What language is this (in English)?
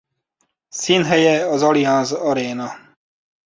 Hungarian